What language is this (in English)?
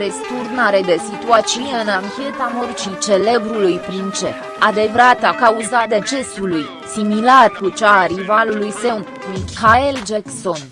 Romanian